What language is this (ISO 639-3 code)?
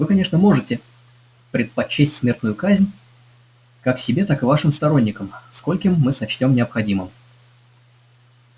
rus